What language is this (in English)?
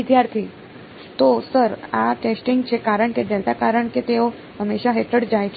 Gujarati